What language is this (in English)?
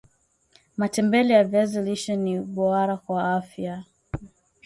Swahili